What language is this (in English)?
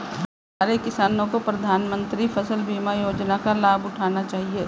Hindi